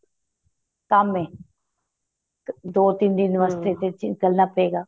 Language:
Punjabi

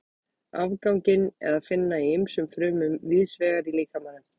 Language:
Icelandic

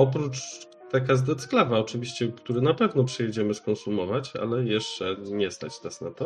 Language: Polish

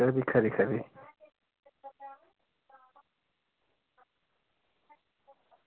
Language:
Dogri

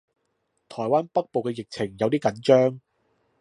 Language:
Cantonese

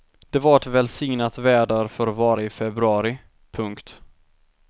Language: Swedish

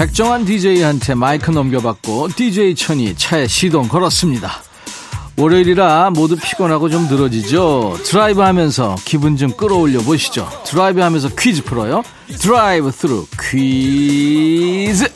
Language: Korean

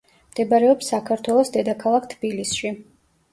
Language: Georgian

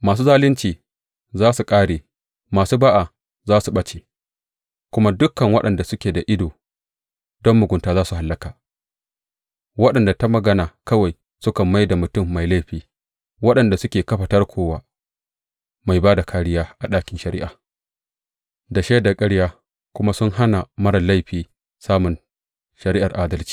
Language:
Hausa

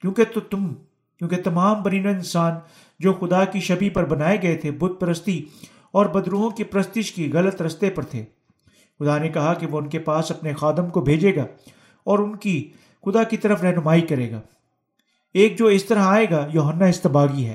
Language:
Urdu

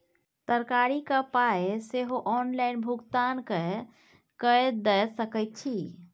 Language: Maithili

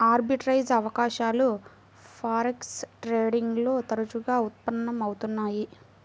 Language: Telugu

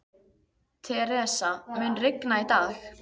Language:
Icelandic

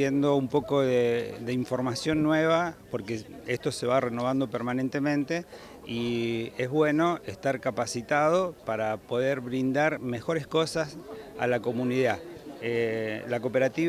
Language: Spanish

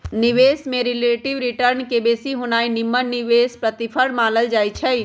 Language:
Magahi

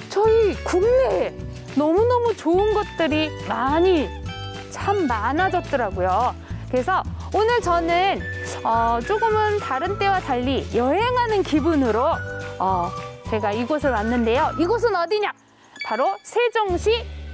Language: Korean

